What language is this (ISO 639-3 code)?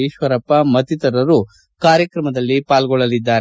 kan